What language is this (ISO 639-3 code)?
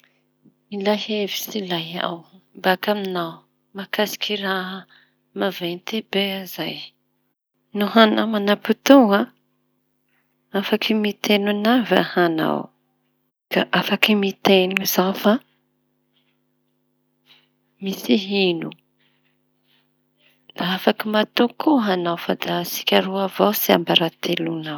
txy